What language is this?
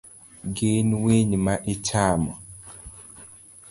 Luo (Kenya and Tanzania)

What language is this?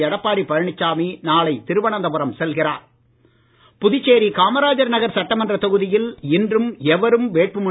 Tamil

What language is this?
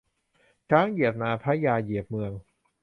Thai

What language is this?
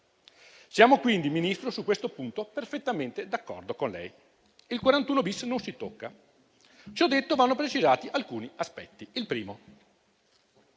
Italian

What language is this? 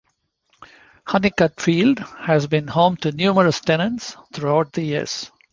English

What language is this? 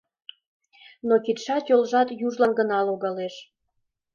Mari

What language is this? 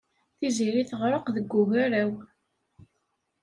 Kabyle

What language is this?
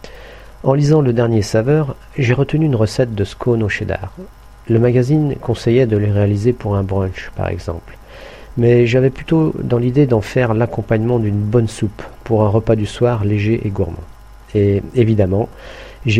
French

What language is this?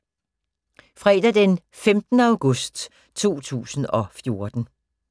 Danish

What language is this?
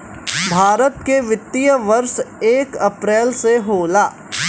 Bhojpuri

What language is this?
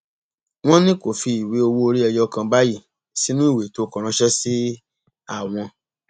Yoruba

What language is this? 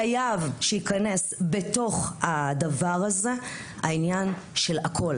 Hebrew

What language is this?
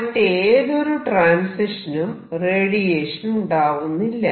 Malayalam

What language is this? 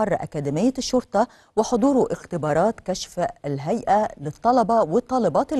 Arabic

